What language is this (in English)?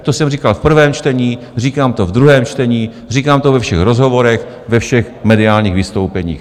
Czech